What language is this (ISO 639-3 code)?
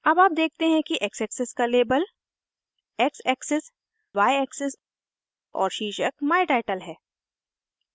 hin